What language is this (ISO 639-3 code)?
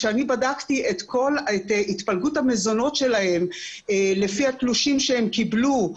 heb